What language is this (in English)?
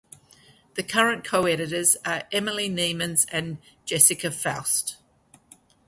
English